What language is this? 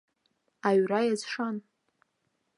Abkhazian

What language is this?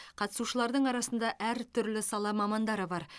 Kazakh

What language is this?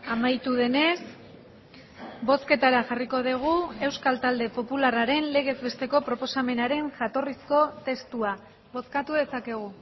Basque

